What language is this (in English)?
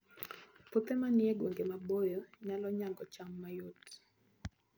Luo (Kenya and Tanzania)